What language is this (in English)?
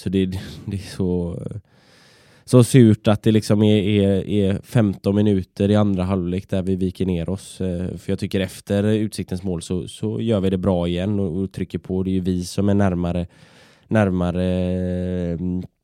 Swedish